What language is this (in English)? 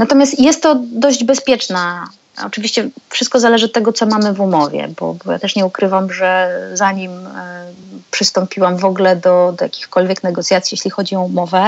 Polish